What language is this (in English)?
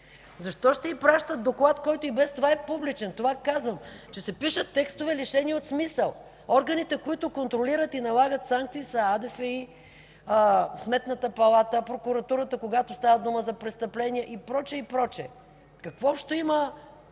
Bulgarian